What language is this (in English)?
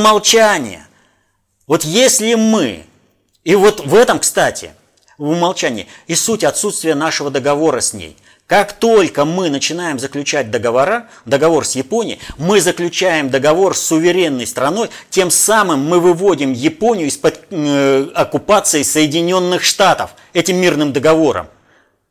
Russian